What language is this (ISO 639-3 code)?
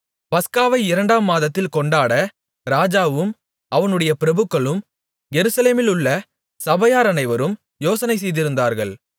tam